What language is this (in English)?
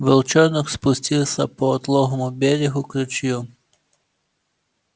Russian